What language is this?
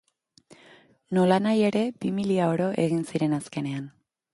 Basque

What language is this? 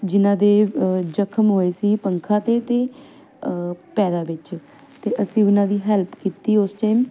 Punjabi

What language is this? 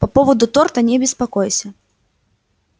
Russian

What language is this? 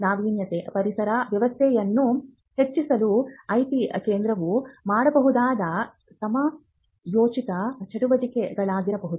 Kannada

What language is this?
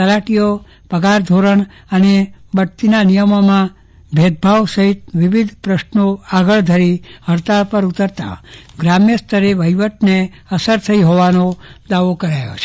Gujarati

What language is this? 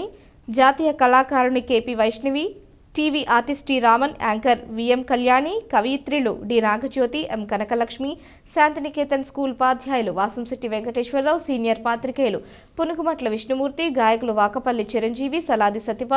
Telugu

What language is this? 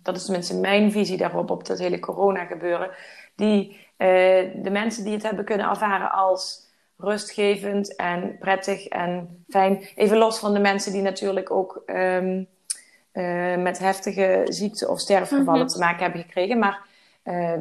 Dutch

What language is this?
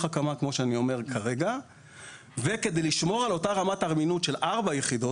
Hebrew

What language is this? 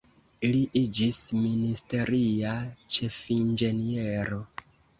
Esperanto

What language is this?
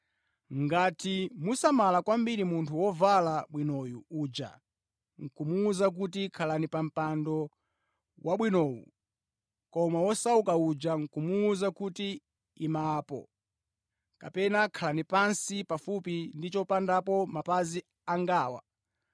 Nyanja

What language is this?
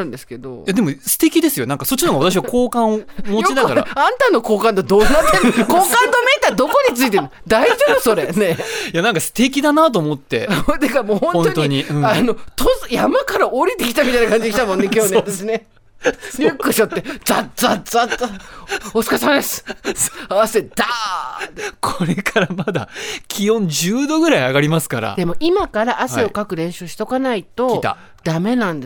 Japanese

